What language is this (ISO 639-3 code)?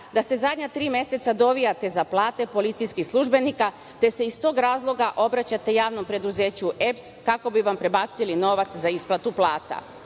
srp